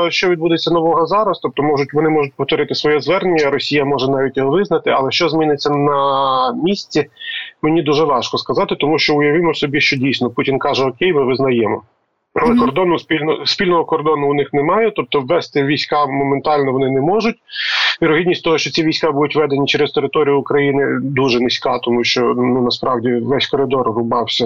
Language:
Ukrainian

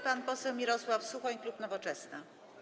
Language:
Polish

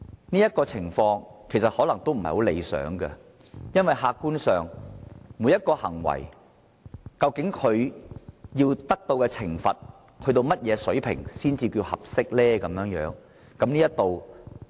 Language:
Cantonese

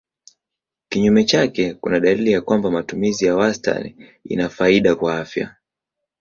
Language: Swahili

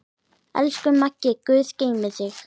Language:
Icelandic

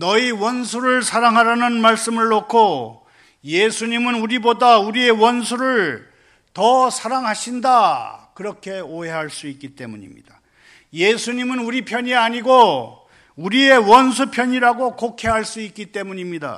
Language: Korean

